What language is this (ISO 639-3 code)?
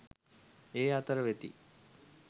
sin